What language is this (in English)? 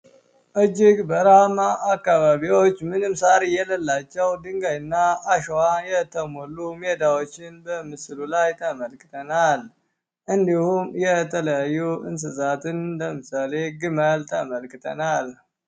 Amharic